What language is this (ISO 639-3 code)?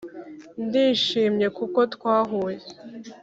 kin